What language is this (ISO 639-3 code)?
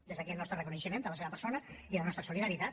cat